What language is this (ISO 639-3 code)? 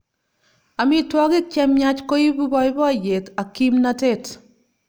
kln